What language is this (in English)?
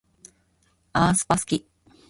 Japanese